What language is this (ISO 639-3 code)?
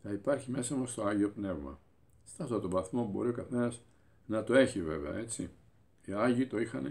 ell